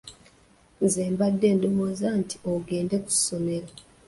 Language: Ganda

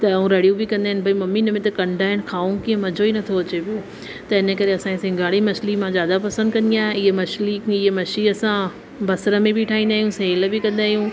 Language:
Sindhi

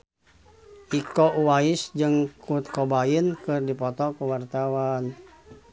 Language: Sundanese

